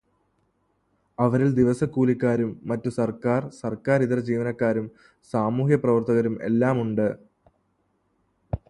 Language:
Malayalam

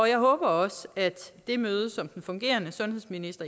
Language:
Danish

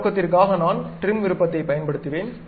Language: Tamil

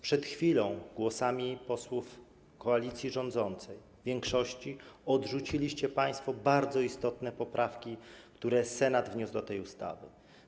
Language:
Polish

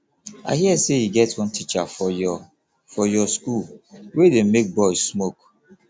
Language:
Nigerian Pidgin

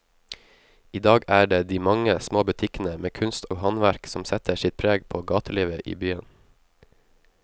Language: Norwegian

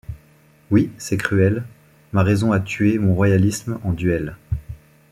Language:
French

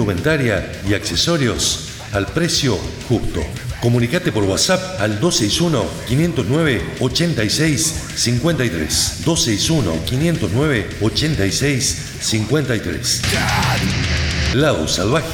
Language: Spanish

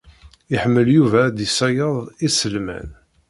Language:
Kabyle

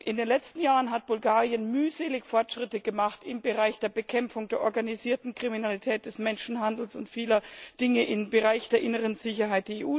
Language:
German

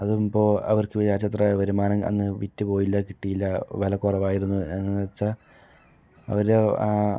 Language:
Malayalam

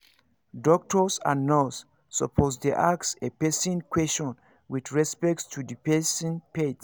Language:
Nigerian Pidgin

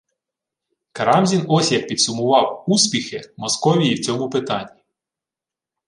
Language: Ukrainian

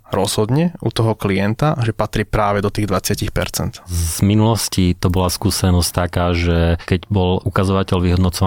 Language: Slovak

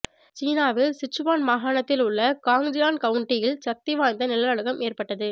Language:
Tamil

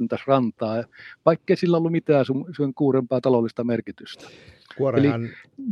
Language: Finnish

